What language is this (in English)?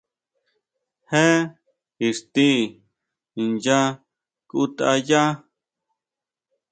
Huautla Mazatec